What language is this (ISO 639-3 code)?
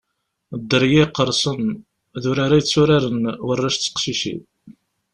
kab